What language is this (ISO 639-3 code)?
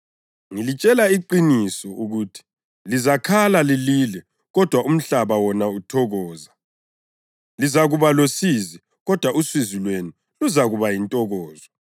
nde